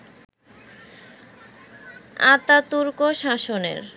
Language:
Bangla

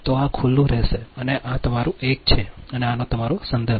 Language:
Gujarati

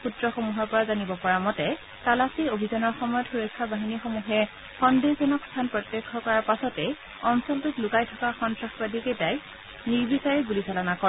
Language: Assamese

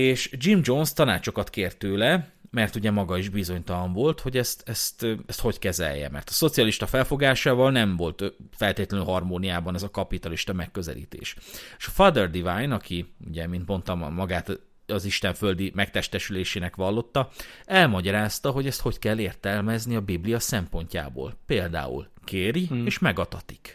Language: Hungarian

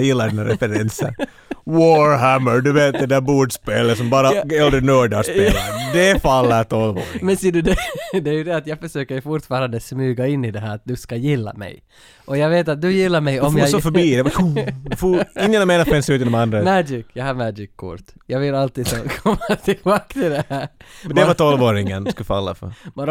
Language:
Swedish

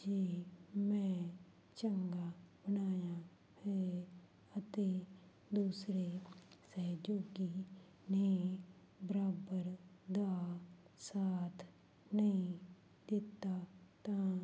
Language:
Punjabi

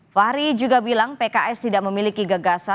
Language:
Indonesian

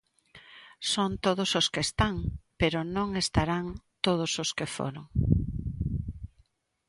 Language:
Galician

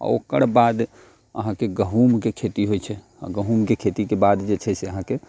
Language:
Maithili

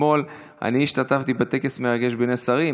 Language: Hebrew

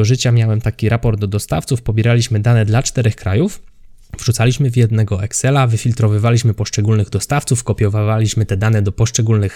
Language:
Polish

